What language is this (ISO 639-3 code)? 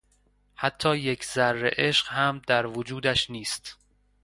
fas